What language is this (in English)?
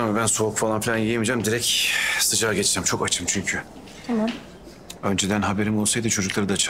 Turkish